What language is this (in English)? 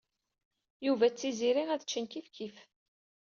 Kabyle